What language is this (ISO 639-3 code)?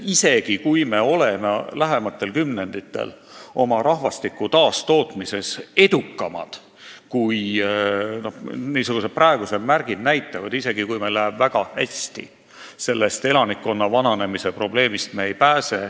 est